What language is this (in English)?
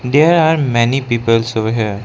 English